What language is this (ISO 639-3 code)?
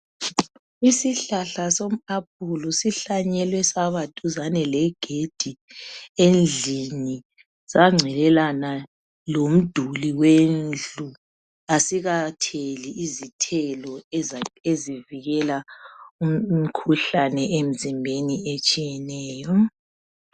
nde